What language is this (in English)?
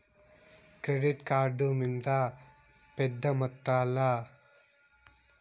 Telugu